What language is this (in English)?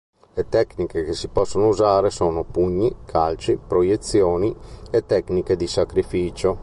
Italian